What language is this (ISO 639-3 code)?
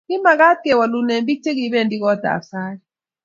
kln